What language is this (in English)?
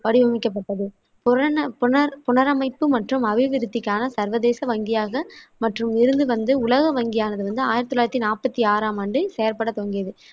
Tamil